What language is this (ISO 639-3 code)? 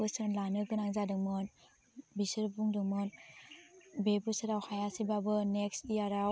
brx